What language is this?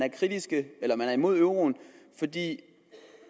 Danish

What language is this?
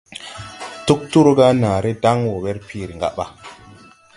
Tupuri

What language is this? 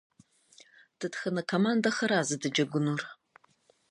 Kabardian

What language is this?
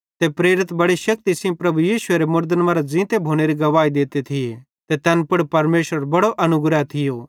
Bhadrawahi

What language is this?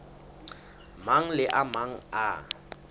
Southern Sotho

